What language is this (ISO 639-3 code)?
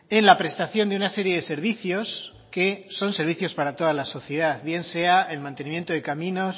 spa